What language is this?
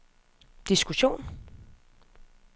Danish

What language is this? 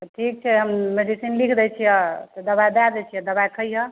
Maithili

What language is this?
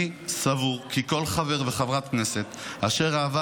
Hebrew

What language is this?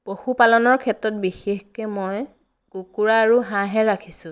Assamese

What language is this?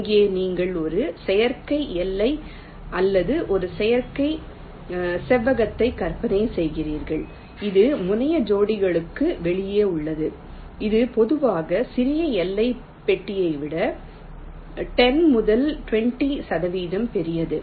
Tamil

